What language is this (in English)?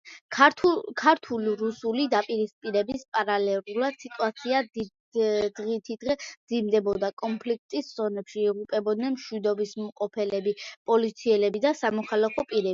Georgian